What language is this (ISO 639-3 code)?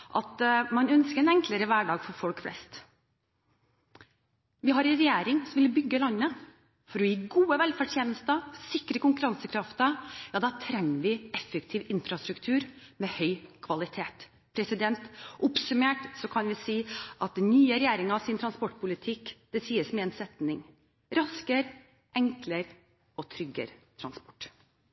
nob